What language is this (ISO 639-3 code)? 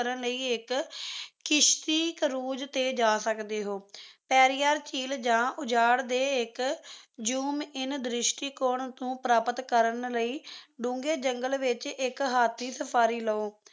pan